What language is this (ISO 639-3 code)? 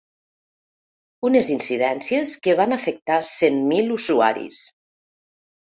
cat